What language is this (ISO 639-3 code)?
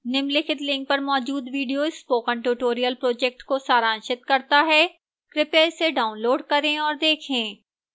hin